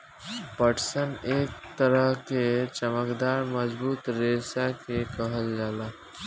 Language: Bhojpuri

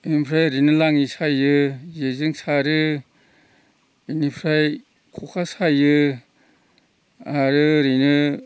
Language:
Bodo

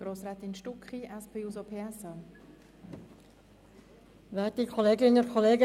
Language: Swiss German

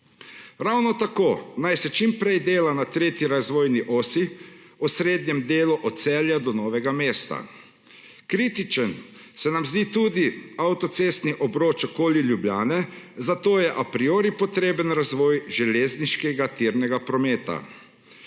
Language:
Slovenian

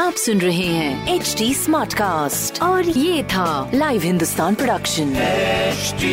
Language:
Hindi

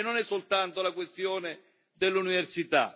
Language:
Italian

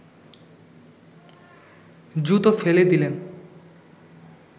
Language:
Bangla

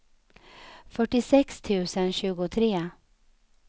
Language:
Swedish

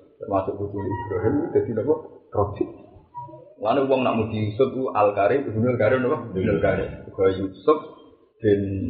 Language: Indonesian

